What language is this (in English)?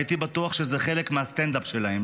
Hebrew